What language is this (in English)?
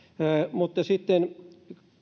Finnish